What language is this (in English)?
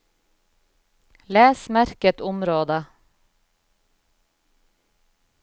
Norwegian